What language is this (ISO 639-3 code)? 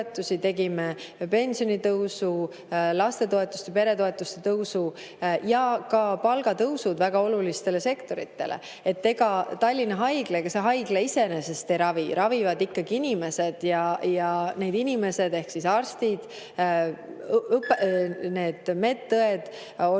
est